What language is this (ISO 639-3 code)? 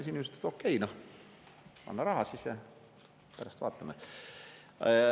est